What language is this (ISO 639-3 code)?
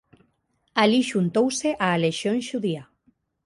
glg